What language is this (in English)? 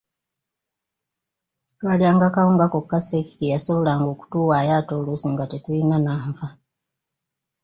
Ganda